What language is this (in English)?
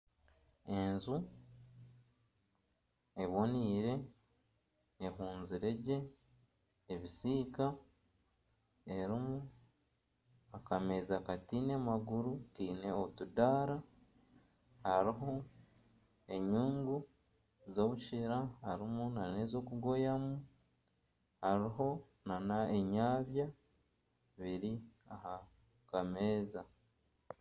Nyankole